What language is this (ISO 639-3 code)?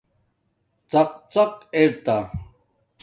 dmk